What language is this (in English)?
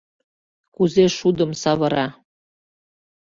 Mari